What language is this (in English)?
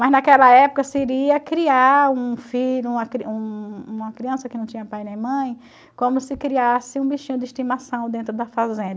Portuguese